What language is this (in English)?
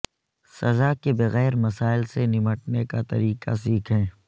Urdu